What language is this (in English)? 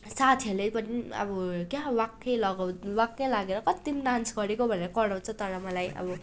Nepali